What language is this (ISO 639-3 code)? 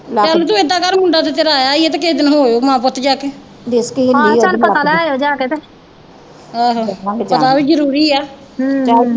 pan